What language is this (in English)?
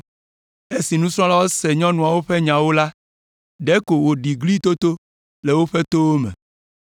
Ewe